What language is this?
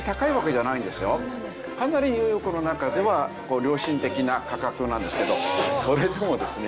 Japanese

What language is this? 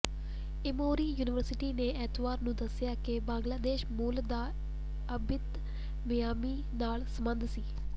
Punjabi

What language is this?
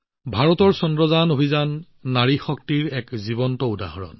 Assamese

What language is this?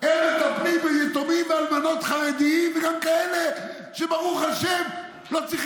Hebrew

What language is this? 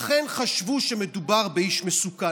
Hebrew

